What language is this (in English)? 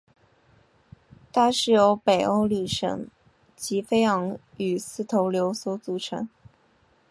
Chinese